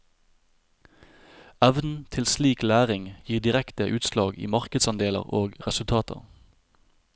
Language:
Norwegian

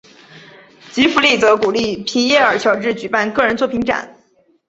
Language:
Chinese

